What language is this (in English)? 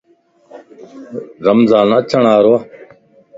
Lasi